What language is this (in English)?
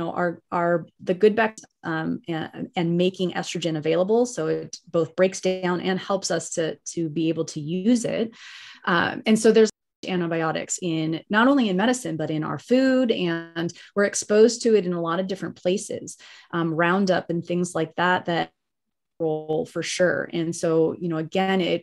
English